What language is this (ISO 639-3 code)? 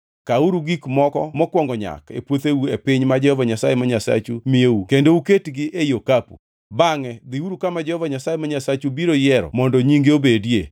luo